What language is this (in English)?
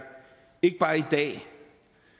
Danish